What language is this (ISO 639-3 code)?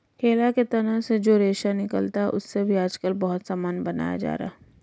hin